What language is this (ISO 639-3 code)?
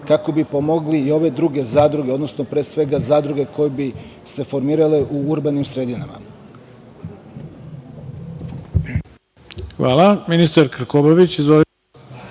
srp